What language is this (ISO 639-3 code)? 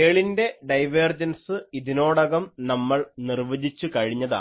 mal